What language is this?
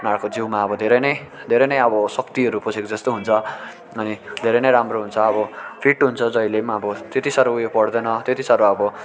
Nepali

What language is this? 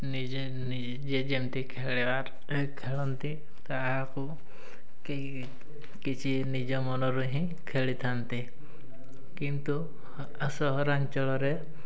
Odia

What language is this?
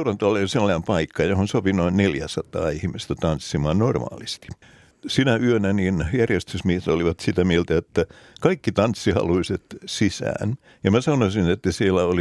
Finnish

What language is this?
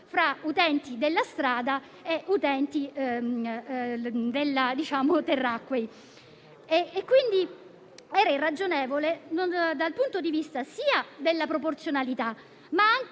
Italian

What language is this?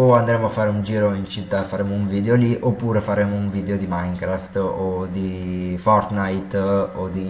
Italian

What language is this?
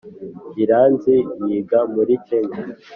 Kinyarwanda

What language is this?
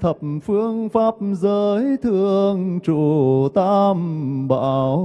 Vietnamese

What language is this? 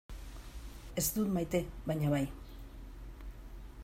Basque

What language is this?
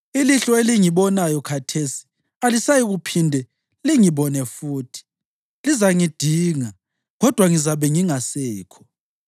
North Ndebele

